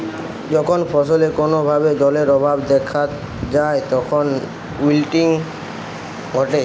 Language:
Bangla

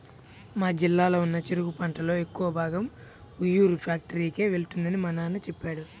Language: Telugu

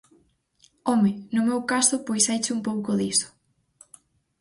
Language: Galician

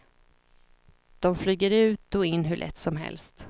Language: Swedish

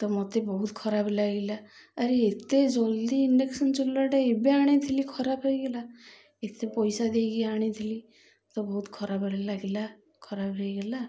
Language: Odia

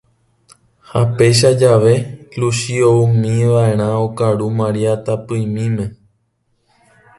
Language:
Guarani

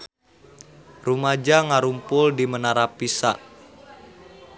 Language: Sundanese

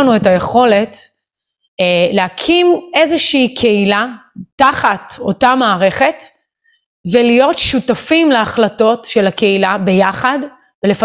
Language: Hebrew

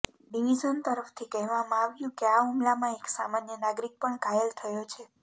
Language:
Gujarati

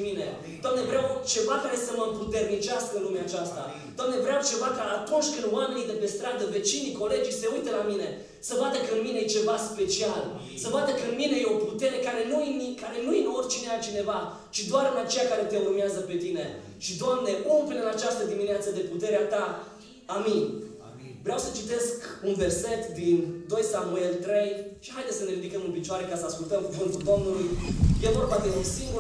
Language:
Romanian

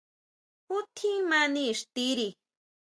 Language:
Huautla Mazatec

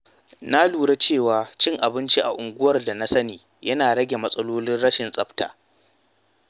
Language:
Hausa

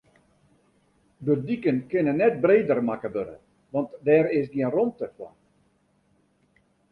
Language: Western Frisian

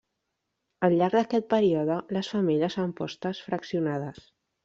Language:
Catalan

